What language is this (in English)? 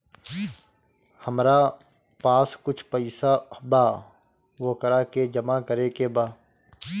Bhojpuri